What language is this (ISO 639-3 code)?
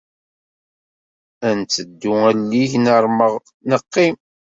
kab